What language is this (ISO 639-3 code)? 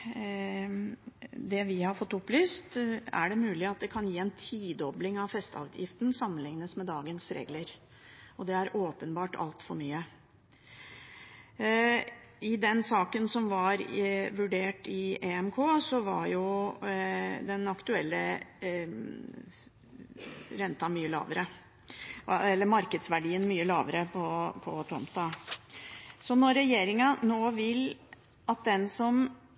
nob